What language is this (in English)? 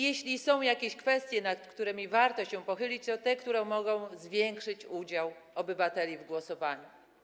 Polish